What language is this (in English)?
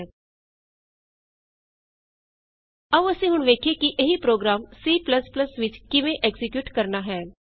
Punjabi